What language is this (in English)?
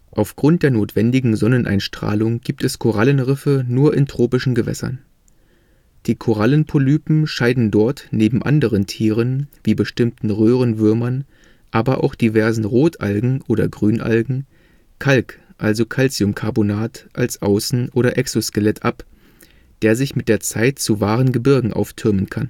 German